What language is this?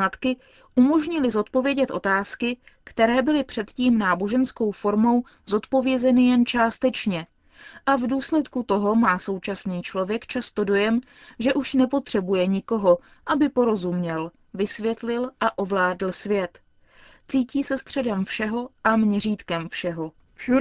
Czech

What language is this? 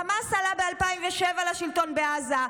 Hebrew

